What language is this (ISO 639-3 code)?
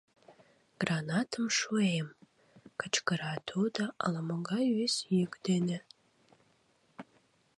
chm